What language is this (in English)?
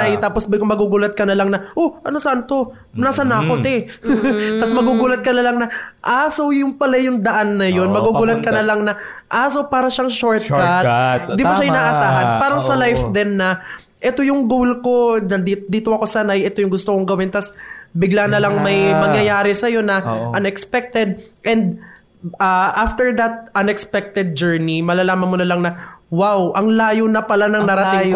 Filipino